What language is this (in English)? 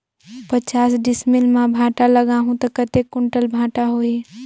Chhattisgarhi